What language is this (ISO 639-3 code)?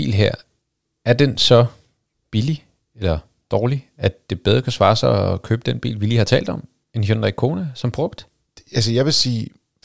dan